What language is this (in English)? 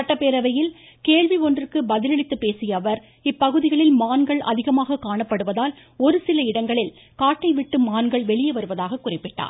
Tamil